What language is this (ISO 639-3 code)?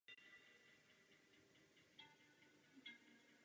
ces